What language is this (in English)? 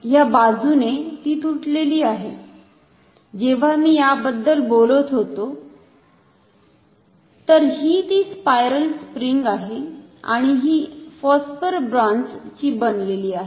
Marathi